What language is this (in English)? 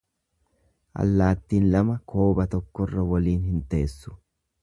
Oromo